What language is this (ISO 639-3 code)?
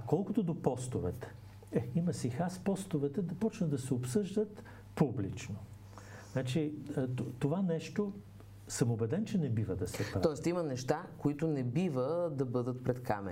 bul